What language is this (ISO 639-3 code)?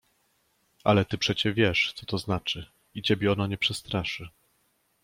pol